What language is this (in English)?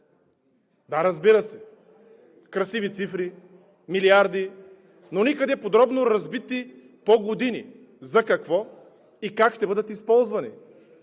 Bulgarian